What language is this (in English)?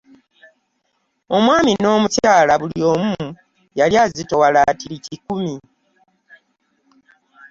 Ganda